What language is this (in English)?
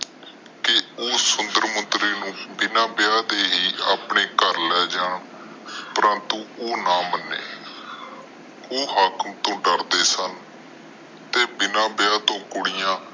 Punjabi